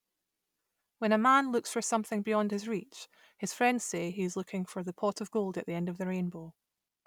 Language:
English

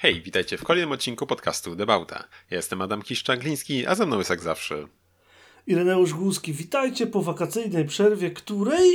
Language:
Polish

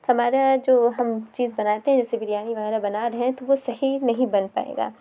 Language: Urdu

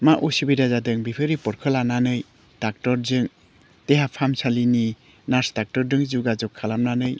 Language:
Bodo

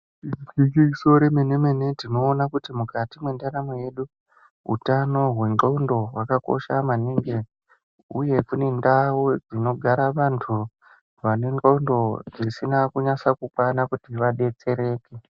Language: Ndau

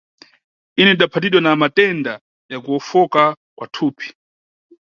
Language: Nyungwe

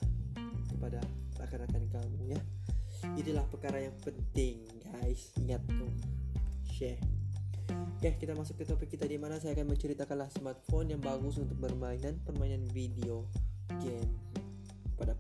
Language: Malay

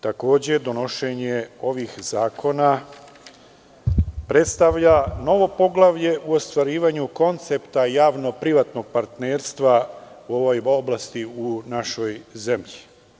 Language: Serbian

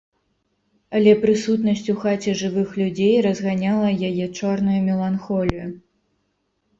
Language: Belarusian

